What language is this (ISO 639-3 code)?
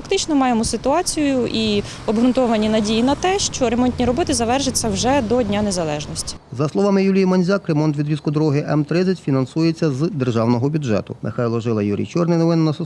ukr